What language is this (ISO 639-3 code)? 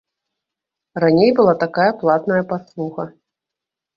bel